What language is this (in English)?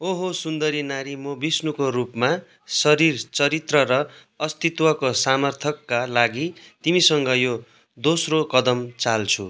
Nepali